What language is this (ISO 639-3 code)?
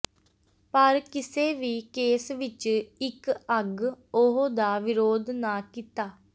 pan